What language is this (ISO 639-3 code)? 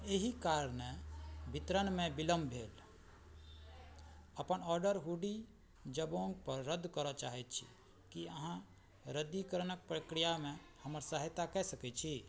mai